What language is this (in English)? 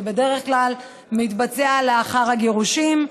Hebrew